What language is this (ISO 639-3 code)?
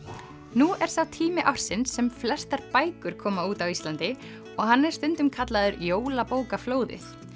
isl